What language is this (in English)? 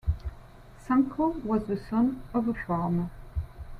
English